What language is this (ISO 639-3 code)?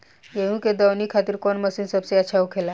bho